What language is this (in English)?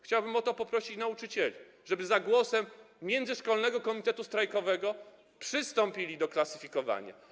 Polish